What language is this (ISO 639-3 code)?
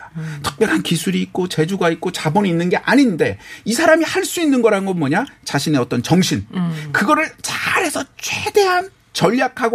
kor